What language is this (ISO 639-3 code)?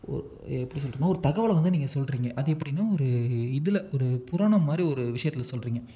tam